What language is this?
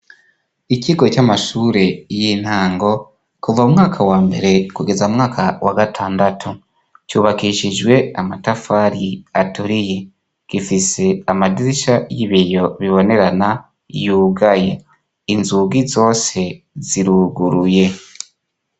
Rundi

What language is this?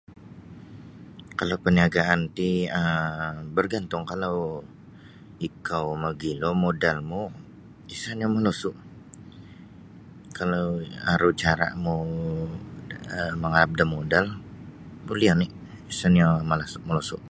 Sabah Bisaya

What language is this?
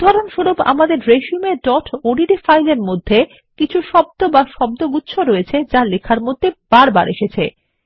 Bangla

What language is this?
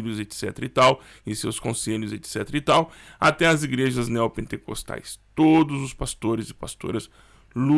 Portuguese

